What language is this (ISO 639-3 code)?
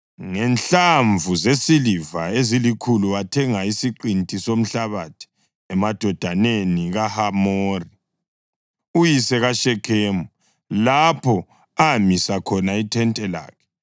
nde